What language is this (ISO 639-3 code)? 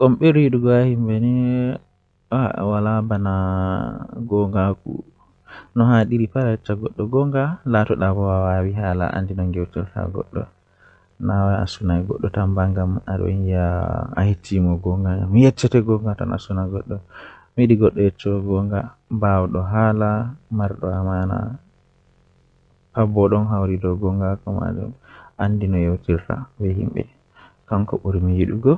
fuh